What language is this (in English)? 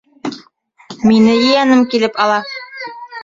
Bashkir